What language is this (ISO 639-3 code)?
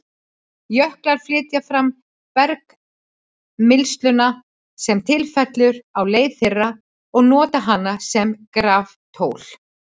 isl